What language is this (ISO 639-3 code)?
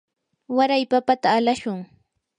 qur